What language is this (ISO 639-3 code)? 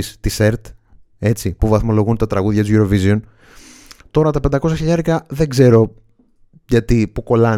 ell